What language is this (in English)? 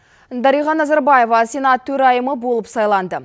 Kazakh